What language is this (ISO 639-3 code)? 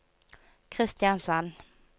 nor